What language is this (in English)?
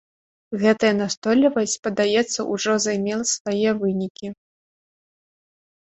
Belarusian